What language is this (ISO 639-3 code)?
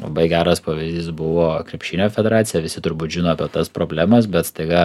lit